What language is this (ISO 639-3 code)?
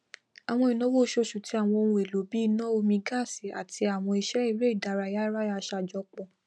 yor